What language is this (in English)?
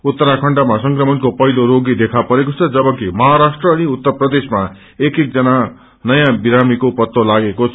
Nepali